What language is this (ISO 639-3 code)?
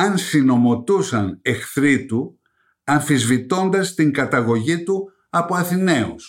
ell